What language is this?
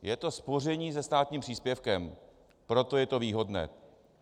Czech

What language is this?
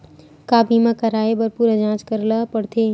Chhattisgarhi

